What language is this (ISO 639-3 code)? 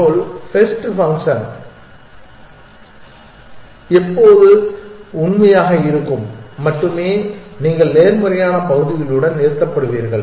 tam